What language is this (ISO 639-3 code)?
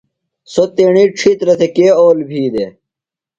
phl